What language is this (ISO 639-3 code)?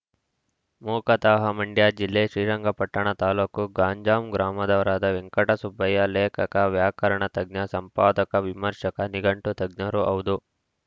kan